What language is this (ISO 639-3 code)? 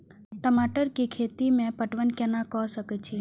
mai